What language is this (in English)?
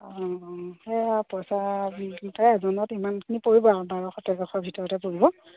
Assamese